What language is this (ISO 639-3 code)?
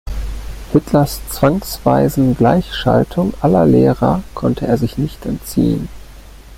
deu